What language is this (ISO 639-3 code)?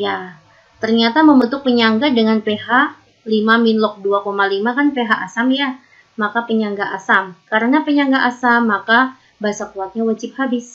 ind